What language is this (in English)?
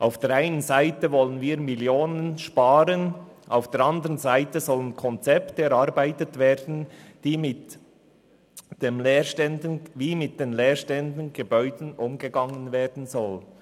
Swiss German